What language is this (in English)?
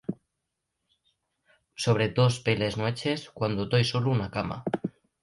Asturian